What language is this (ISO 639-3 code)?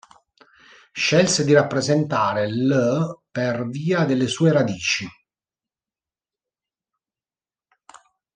ita